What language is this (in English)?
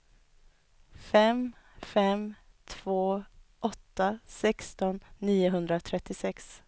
Swedish